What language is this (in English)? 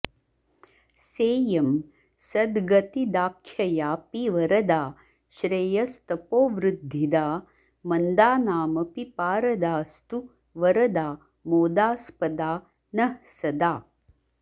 Sanskrit